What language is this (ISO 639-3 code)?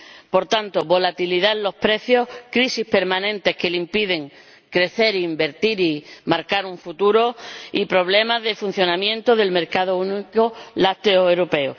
spa